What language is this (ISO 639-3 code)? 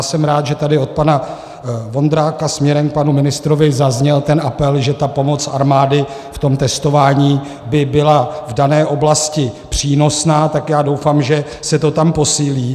ces